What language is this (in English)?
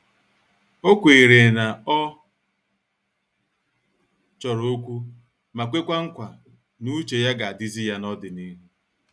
Igbo